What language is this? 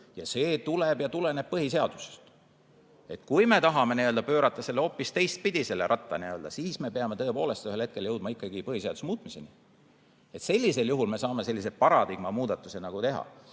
Estonian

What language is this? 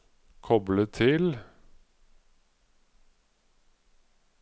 Norwegian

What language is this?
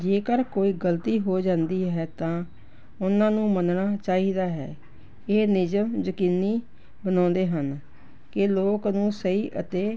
Punjabi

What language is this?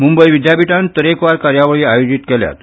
Konkani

